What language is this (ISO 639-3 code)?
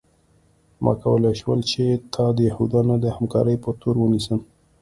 pus